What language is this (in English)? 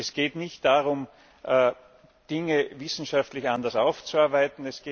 German